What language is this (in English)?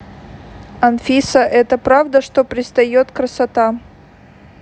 Russian